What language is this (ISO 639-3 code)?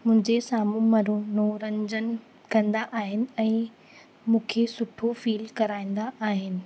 snd